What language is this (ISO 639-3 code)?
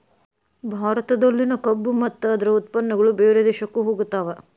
kan